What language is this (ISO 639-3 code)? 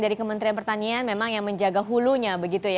ind